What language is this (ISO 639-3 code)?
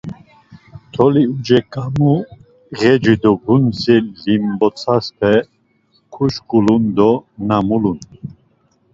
lzz